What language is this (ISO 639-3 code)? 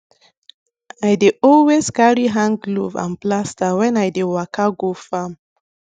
pcm